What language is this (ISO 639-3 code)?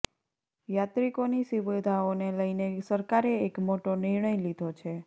guj